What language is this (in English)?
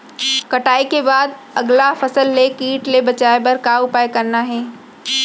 Chhattisgarhi